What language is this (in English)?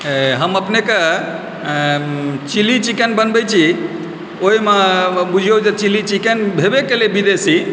Maithili